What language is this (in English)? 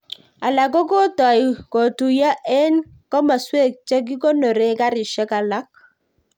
Kalenjin